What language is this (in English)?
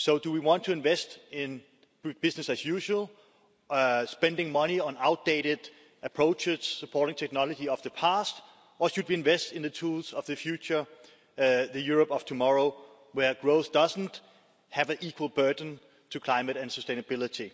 English